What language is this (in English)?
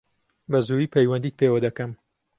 Central Kurdish